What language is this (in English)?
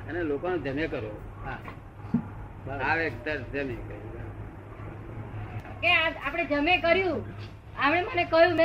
Gujarati